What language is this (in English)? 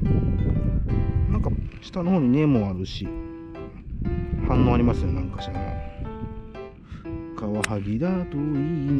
Japanese